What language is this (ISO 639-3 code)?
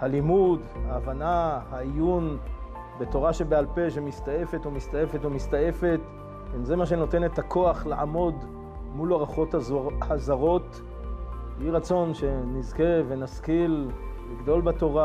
heb